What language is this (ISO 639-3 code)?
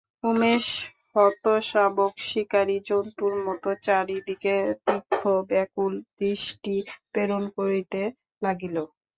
ben